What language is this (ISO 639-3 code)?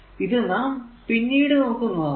mal